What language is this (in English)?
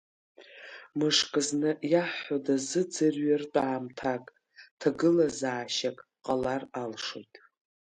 Abkhazian